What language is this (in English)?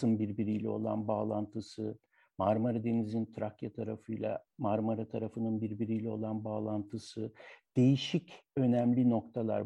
Turkish